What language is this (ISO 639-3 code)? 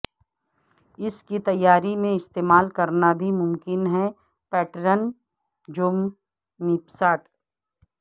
urd